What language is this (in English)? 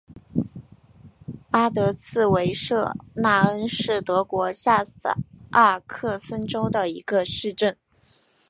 Chinese